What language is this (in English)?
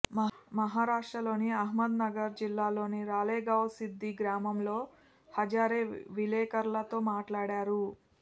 Telugu